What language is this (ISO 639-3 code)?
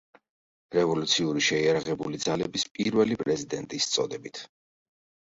kat